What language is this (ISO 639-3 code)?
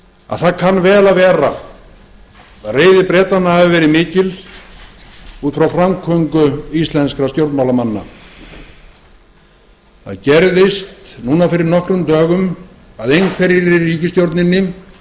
isl